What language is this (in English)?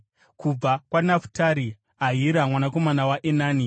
Shona